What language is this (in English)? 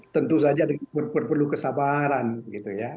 Indonesian